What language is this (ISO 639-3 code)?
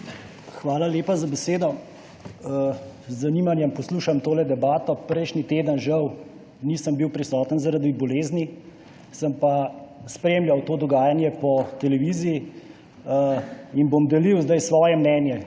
slv